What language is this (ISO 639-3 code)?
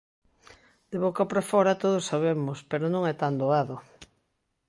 glg